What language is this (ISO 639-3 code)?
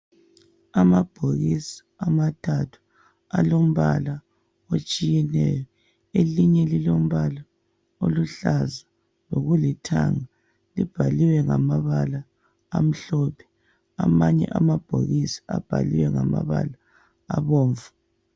nde